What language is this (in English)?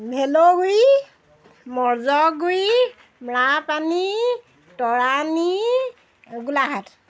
Assamese